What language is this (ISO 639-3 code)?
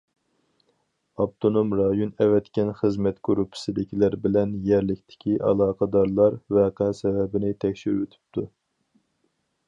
uig